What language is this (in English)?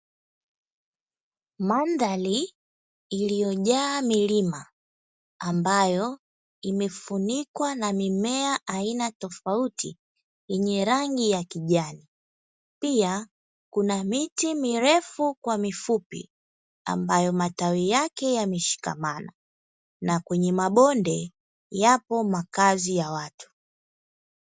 Swahili